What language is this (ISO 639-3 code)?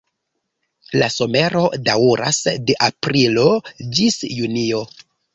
epo